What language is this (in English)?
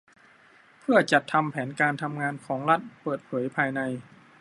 Thai